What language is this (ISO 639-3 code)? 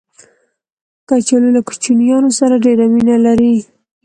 pus